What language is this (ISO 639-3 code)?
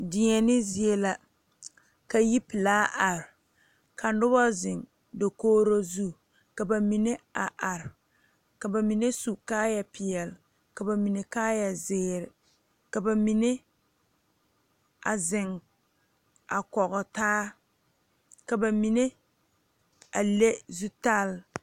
dga